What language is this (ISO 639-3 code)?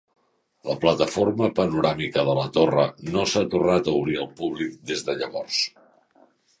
cat